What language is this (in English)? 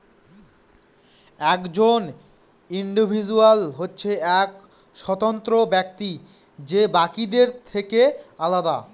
Bangla